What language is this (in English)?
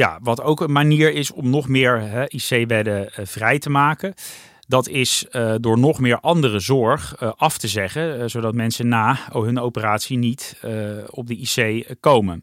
Dutch